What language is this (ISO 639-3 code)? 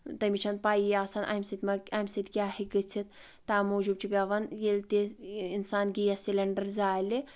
kas